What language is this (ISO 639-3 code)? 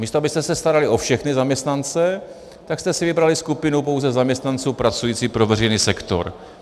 ces